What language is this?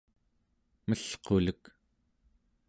Central Yupik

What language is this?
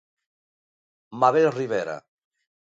Galician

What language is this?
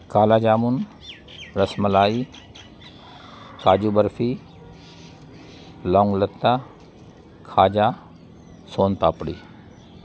Urdu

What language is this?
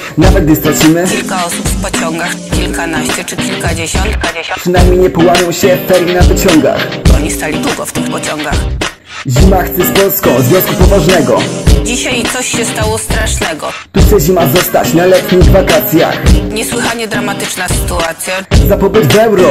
Polish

